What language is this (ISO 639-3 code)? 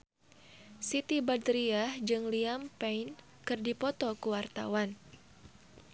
sun